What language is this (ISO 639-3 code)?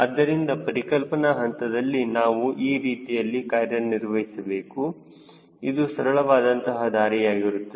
kan